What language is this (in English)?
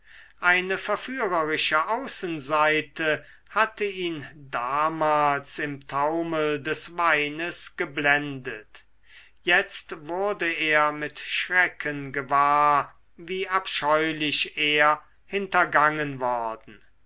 German